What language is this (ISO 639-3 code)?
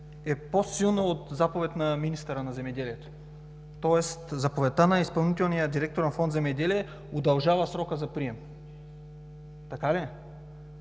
bul